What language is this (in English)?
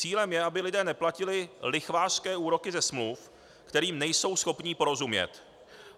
Czech